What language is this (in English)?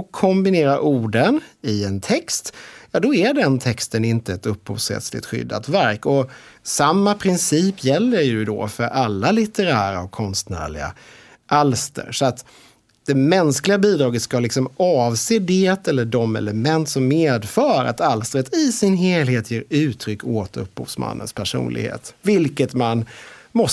Swedish